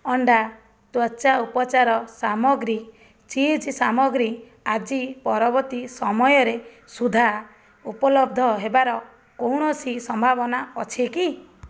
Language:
Odia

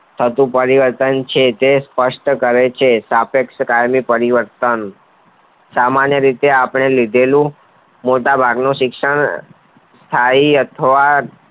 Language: Gujarati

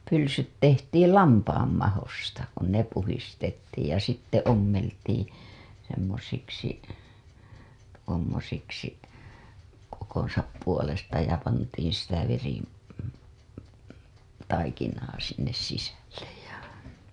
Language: Finnish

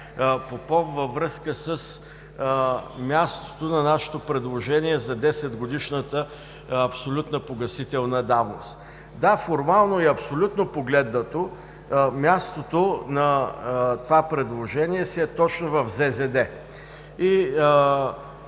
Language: Bulgarian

